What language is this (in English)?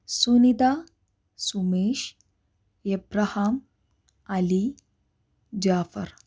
Malayalam